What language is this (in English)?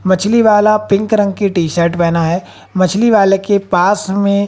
Hindi